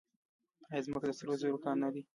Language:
Pashto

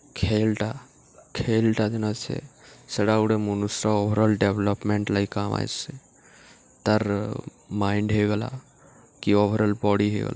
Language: Odia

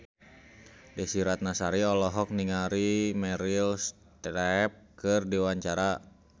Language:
Sundanese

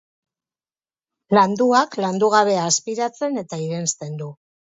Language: Basque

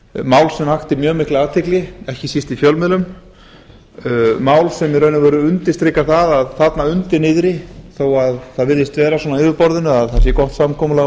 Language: Icelandic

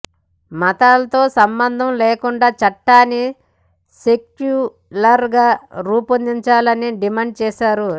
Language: Telugu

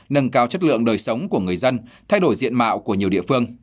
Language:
Vietnamese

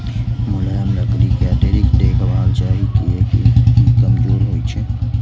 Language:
Maithili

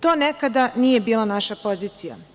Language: Serbian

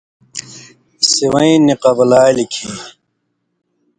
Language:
Indus Kohistani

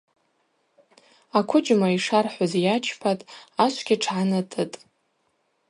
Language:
Abaza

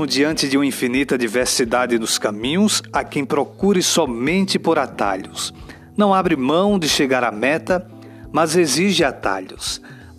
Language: Portuguese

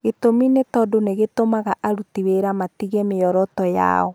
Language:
Kikuyu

